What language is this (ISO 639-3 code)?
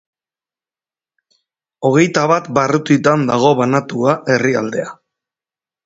eus